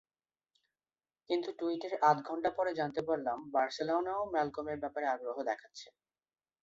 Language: Bangla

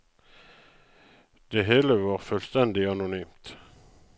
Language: Norwegian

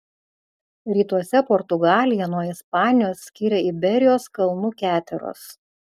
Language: Lithuanian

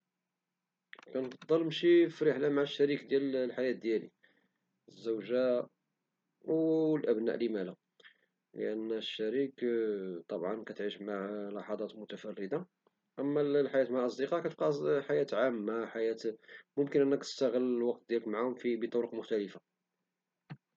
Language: Moroccan Arabic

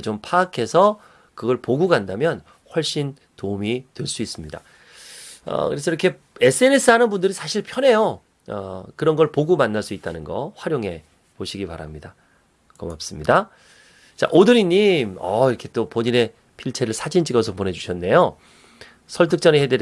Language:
Korean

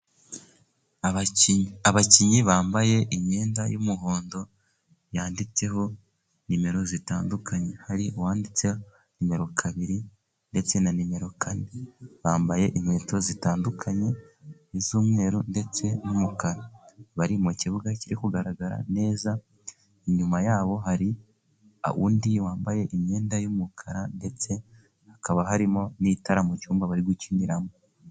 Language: Kinyarwanda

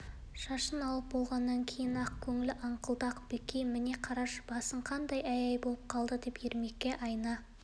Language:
Kazakh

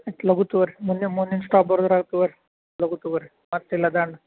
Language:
Kannada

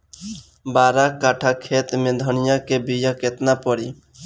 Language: Bhojpuri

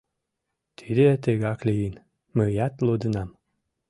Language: Mari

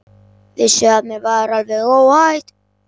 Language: Icelandic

